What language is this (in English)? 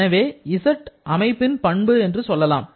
Tamil